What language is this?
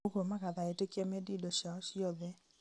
Kikuyu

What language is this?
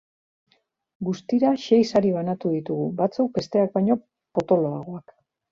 Basque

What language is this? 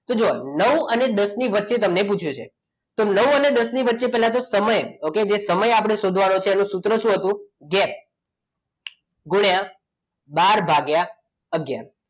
Gujarati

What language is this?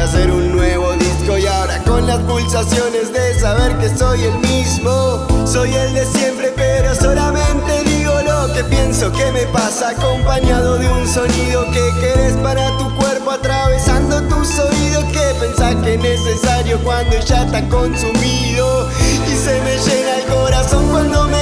Spanish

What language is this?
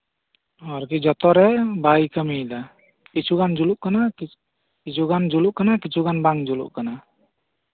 Santali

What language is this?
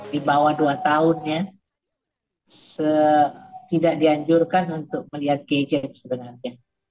Indonesian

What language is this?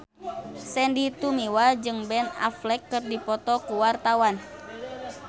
Sundanese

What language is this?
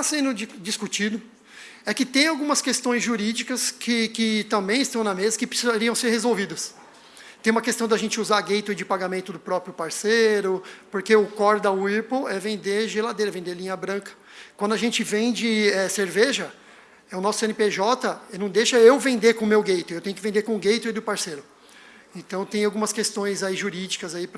Portuguese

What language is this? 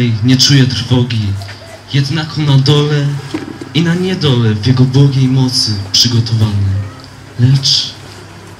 Polish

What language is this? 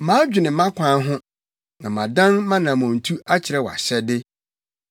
Akan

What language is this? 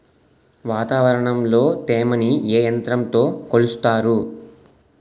Telugu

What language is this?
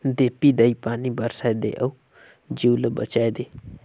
Chhattisgarhi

